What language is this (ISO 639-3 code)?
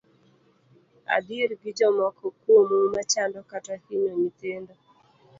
luo